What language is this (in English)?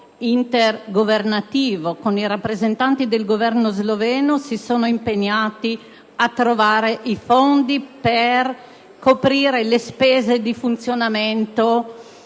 Italian